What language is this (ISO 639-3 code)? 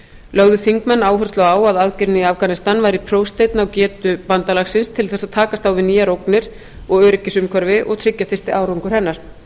isl